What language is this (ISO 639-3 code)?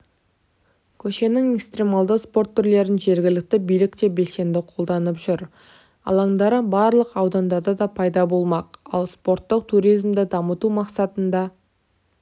kaz